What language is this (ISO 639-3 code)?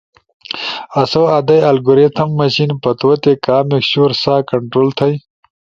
ush